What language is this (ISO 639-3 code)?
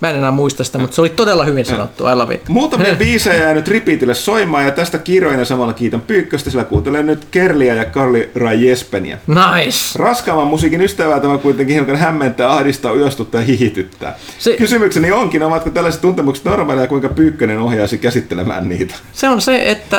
fin